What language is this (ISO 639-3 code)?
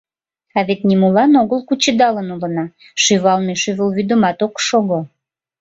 chm